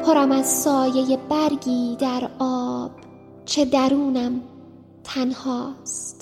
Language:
Persian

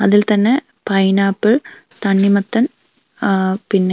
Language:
Malayalam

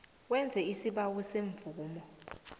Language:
South Ndebele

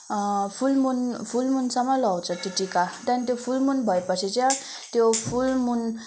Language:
Nepali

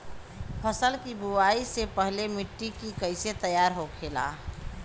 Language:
Bhojpuri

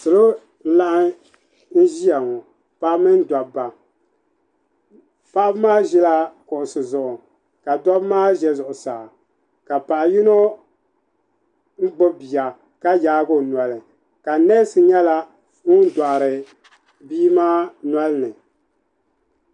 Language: Dagbani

